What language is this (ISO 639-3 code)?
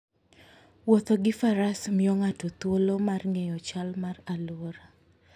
luo